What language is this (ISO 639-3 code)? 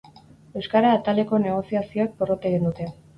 eus